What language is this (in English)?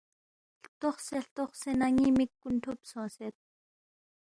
Balti